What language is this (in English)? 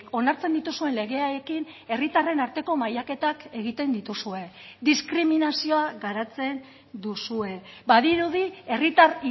Basque